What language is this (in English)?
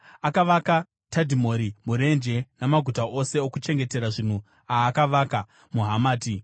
Shona